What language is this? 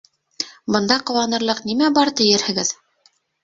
Bashkir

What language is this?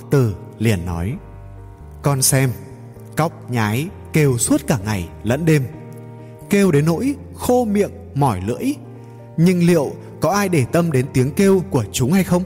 Vietnamese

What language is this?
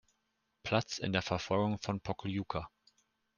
German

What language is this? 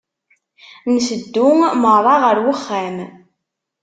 Kabyle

